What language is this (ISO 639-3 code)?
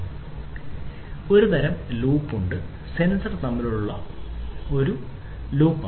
mal